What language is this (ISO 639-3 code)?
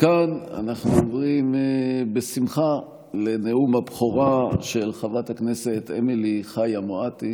heb